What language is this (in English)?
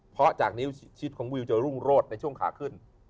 Thai